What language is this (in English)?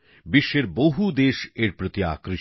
Bangla